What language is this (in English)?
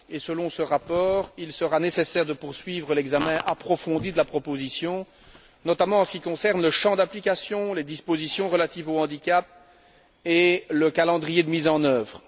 French